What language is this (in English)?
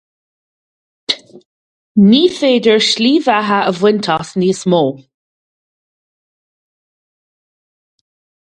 Irish